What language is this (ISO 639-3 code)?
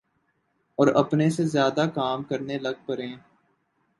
urd